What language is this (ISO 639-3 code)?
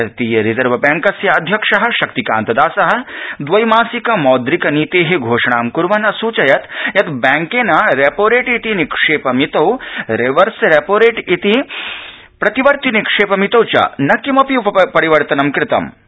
san